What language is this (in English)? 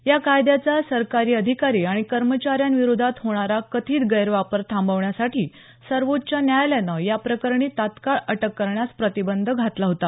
Marathi